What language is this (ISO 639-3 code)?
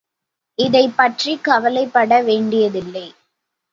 tam